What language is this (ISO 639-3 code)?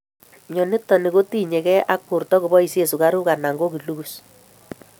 kln